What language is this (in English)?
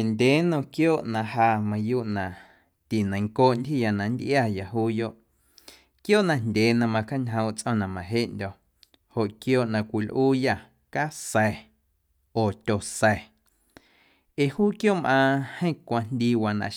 Guerrero Amuzgo